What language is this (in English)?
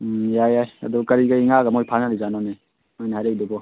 Manipuri